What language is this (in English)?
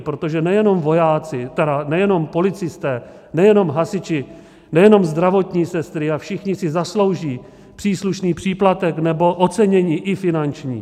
Czech